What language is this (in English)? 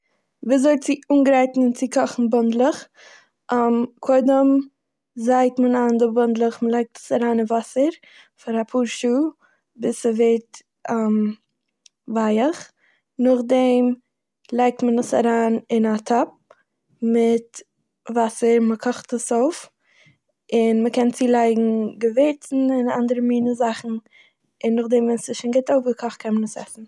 Yiddish